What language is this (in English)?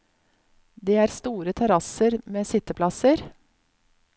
Norwegian